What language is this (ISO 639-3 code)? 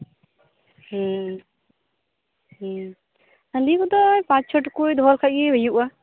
sat